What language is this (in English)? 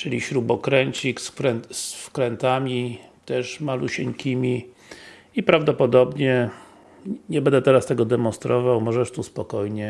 Polish